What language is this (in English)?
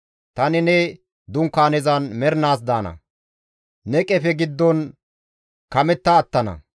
Gamo